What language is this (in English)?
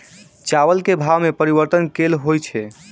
Maithili